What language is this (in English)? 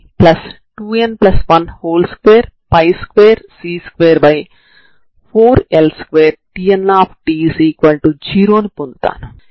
Telugu